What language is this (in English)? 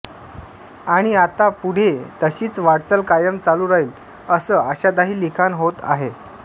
Marathi